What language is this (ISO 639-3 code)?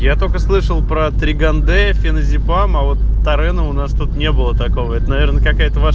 rus